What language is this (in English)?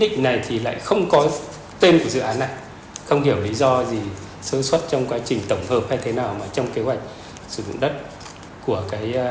Vietnamese